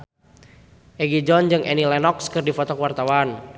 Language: Sundanese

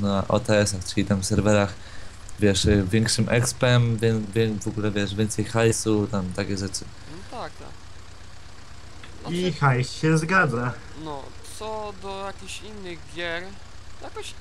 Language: Polish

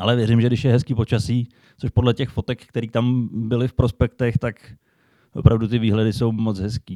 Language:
Czech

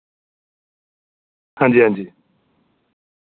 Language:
Dogri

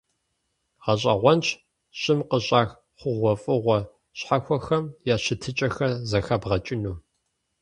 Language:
Kabardian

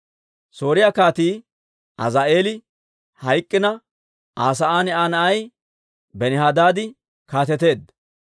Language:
Dawro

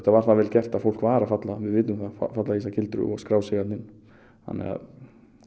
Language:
Icelandic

